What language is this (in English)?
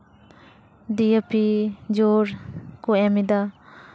Santali